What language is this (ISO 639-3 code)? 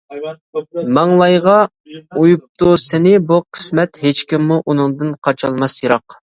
uig